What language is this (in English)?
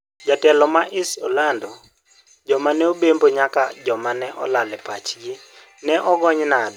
Luo (Kenya and Tanzania)